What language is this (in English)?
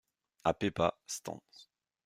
French